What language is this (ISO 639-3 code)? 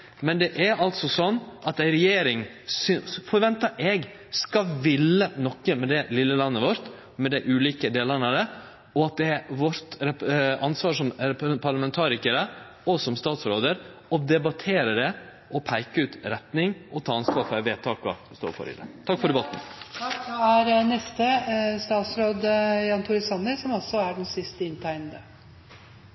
nor